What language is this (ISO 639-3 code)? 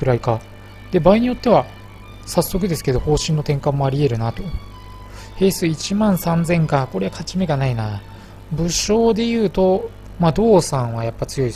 jpn